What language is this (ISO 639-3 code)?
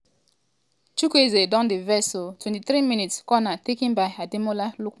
pcm